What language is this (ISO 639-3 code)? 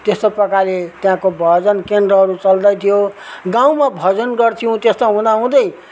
nep